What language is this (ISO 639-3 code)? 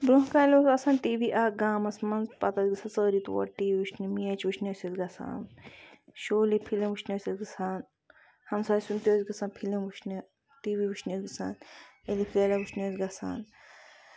kas